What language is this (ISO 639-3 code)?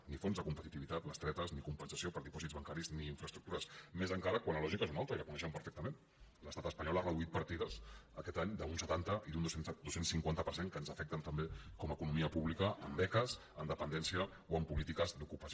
cat